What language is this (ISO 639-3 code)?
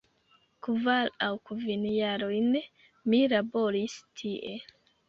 epo